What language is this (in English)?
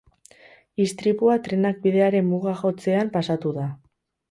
Basque